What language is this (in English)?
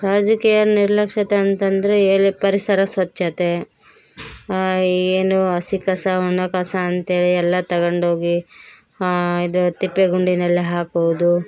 Kannada